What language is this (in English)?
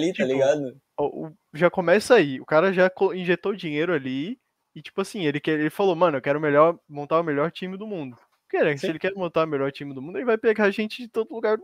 Portuguese